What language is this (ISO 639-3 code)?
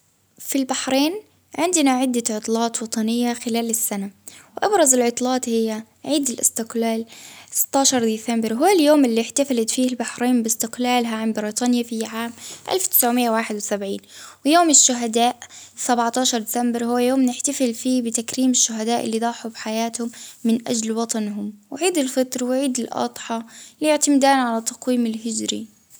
abv